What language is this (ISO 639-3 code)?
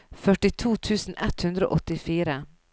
nor